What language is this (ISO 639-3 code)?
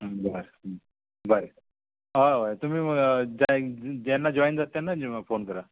kok